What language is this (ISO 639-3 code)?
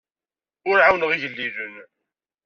kab